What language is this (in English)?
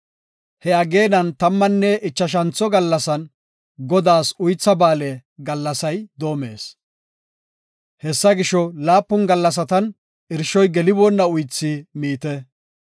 Gofa